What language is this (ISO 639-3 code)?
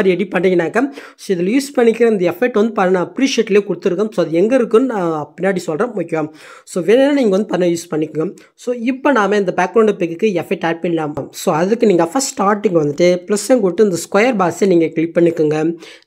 tam